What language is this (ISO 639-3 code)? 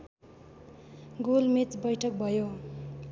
nep